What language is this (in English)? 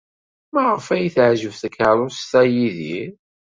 Kabyle